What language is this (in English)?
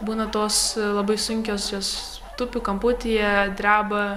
Lithuanian